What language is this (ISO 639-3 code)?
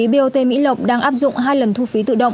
vie